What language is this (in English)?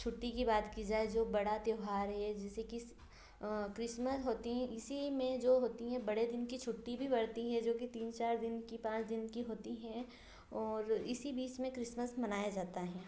Hindi